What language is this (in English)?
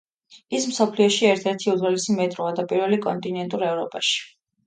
Georgian